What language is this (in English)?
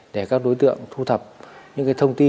Vietnamese